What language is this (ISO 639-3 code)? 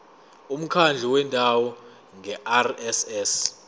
zul